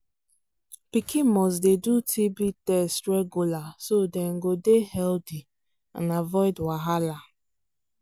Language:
Nigerian Pidgin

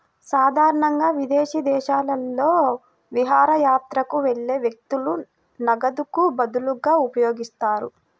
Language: Telugu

